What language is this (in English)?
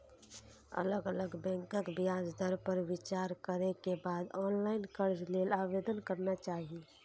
Maithili